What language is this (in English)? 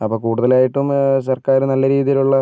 Malayalam